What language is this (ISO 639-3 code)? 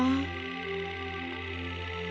ind